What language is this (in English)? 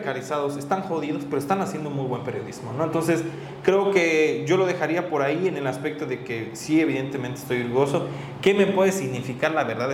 Spanish